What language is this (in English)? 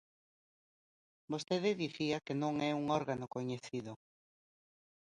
Galician